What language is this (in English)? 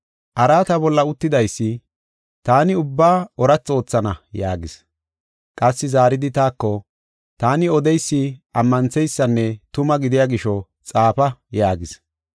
Gofa